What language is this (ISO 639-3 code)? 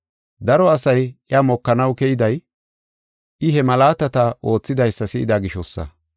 gof